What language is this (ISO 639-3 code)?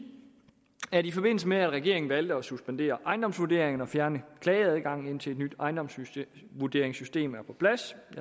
dan